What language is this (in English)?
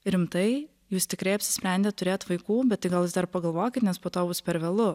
Lithuanian